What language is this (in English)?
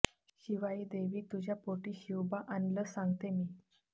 Marathi